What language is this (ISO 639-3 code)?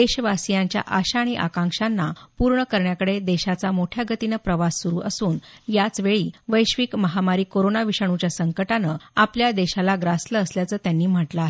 mar